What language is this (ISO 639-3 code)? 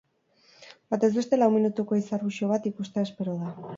eus